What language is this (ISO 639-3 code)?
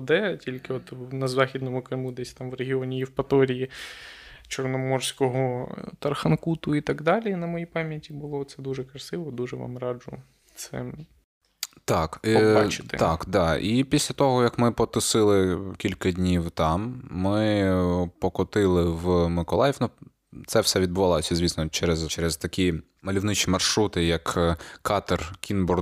ukr